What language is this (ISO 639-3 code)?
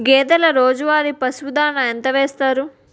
tel